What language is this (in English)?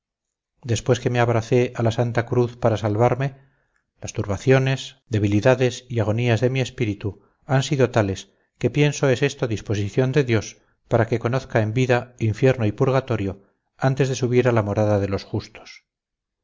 Spanish